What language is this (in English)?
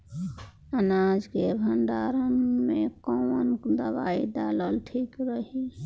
Bhojpuri